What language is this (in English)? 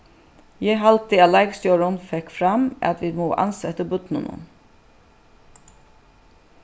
Faroese